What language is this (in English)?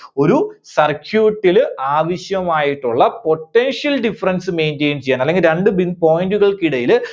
Malayalam